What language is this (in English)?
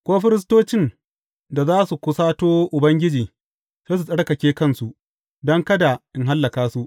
Hausa